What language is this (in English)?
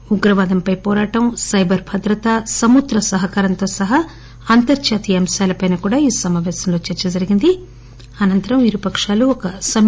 Telugu